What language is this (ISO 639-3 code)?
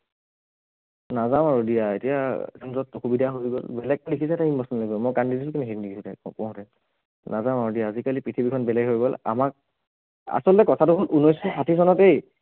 asm